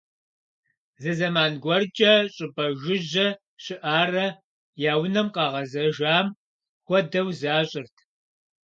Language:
Kabardian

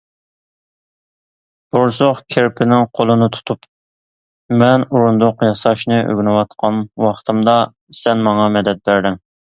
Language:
Uyghur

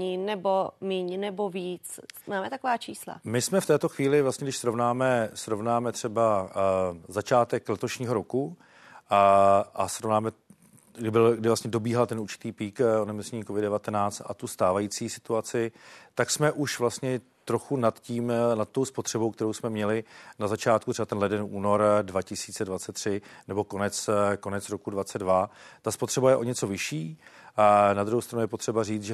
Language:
Czech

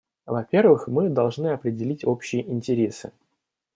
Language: Russian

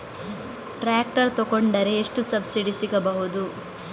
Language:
Kannada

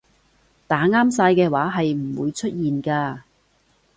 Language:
Cantonese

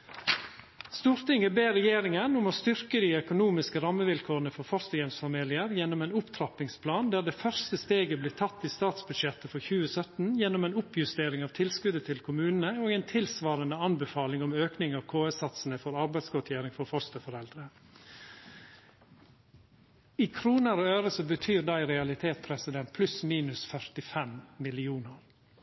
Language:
Norwegian Nynorsk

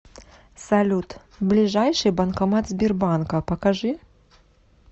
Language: Russian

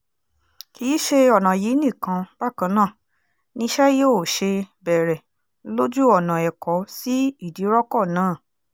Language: Yoruba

